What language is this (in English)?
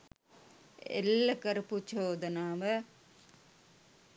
Sinhala